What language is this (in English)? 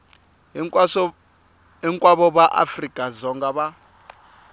Tsonga